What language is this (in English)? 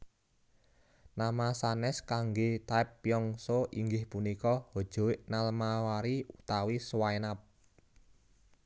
Javanese